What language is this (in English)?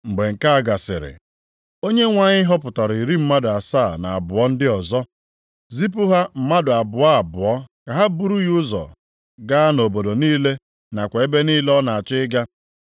Igbo